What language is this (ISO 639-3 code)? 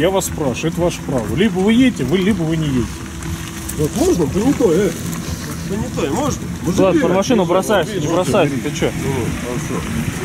rus